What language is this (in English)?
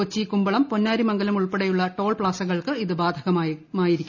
Malayalam